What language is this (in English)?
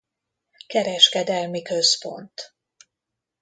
Hungarian